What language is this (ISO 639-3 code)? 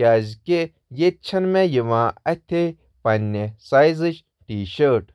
kas